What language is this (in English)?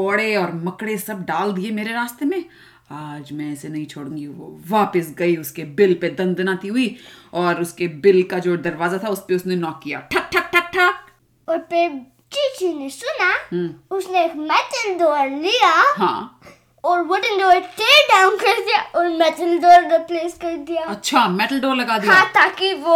Hindi